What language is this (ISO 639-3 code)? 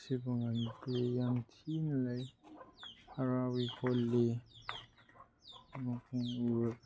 mni